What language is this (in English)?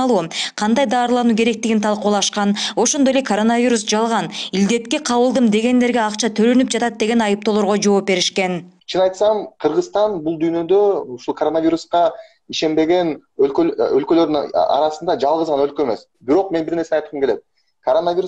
Turkish